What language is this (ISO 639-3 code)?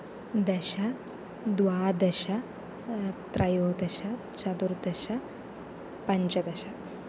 san